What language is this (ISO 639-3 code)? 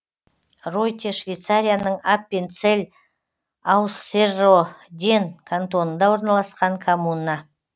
kaz